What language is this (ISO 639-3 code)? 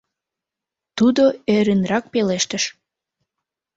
chm